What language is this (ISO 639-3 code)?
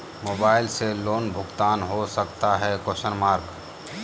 mag